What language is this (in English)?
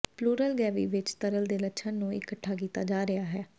Punjabi